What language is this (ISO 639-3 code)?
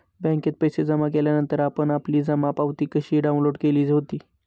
mar